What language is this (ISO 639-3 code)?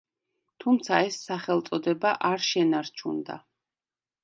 kat